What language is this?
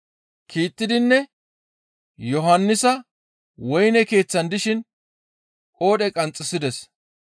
Gamo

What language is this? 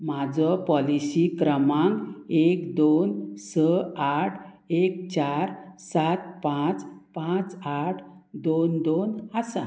Konkani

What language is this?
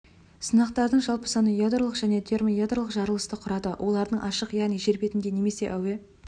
Kazakh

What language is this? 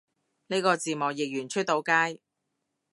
Cantonese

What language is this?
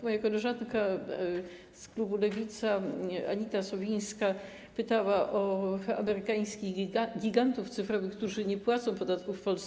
Polish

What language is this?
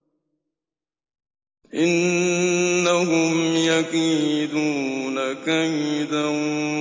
Arabic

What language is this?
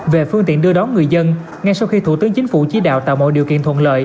Vietnamese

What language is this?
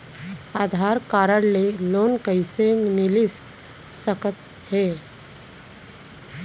Chhattisgarhi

